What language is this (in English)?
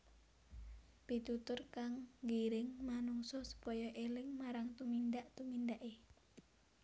Javanese